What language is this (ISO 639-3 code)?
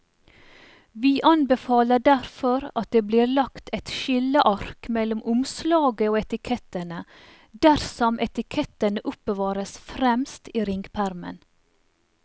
nor